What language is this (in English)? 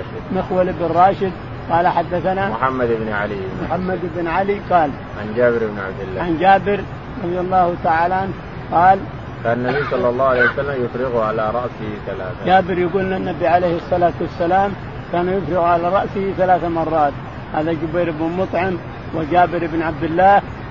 Arabic